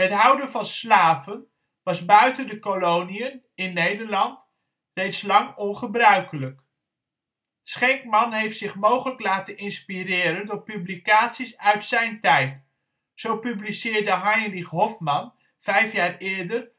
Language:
Dutch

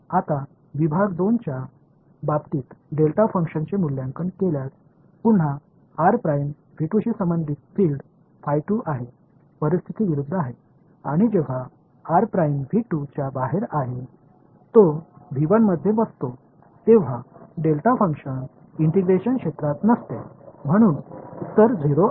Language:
Marathi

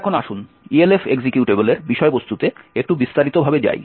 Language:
Bangla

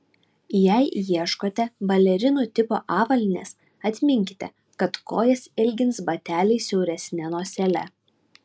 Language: Lithuanian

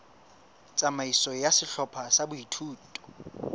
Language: Southern Sotho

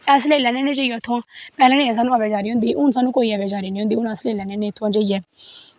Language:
Dogri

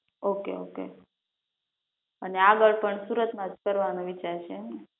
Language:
Gujarati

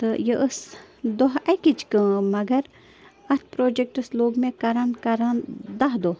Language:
Kashmiri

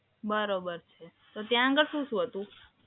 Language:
Gujarati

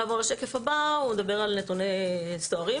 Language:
Hebrew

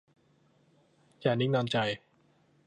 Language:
Thai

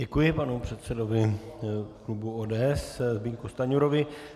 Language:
Czech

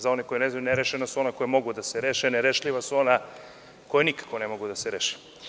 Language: Serbian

